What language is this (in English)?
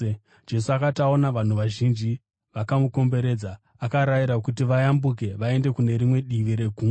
Shona